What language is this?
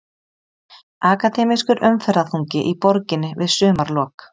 Icelandic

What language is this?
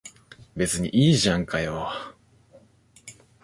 Japanese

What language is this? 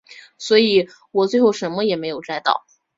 Chinese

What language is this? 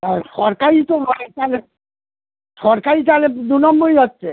Bangla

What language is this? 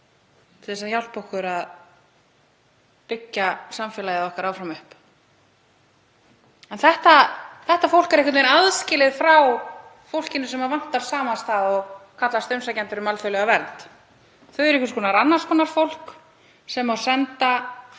Icelandic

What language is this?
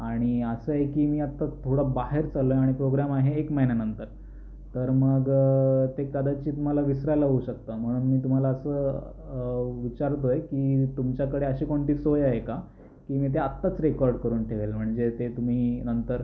Marathi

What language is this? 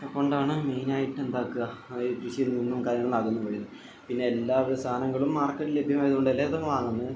Malayalam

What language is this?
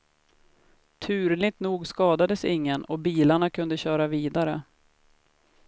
Swedish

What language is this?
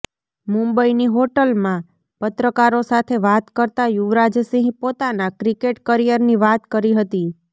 Gujarati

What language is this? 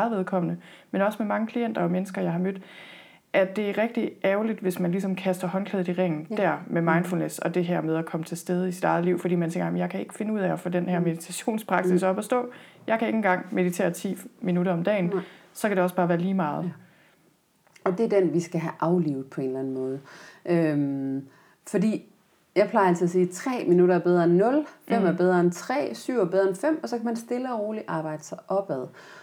Danish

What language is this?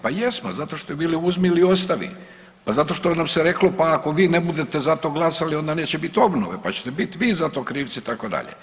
Croatian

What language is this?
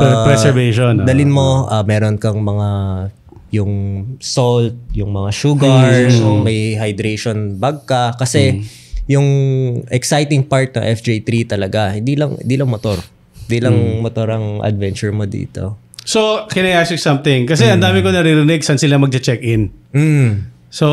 Filipino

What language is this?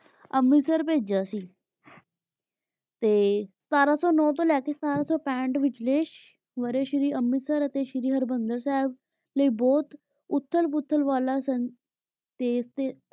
Punjabi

